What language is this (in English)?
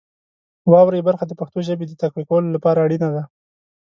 Pashto